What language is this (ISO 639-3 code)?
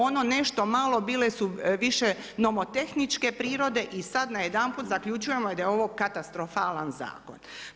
hrv